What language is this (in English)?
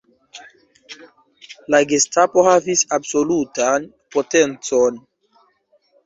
Esperanto